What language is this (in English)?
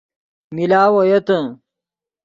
Yidgha